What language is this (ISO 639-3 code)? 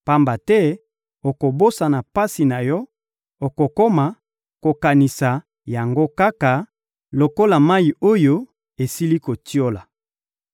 lin